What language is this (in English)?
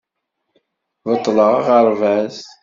Kabyle